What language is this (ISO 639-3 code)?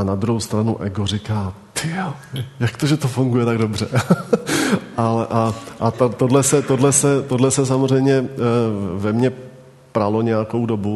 ces